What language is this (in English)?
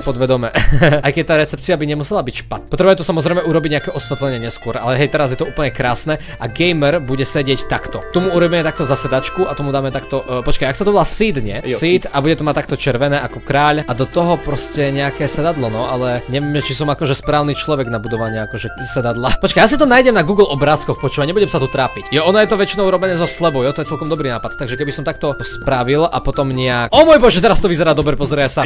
Czech